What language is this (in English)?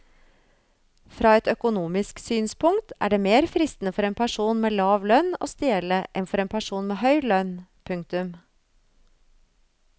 Norwegian